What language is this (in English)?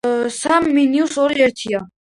Georgian